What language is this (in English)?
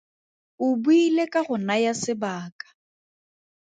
Tswana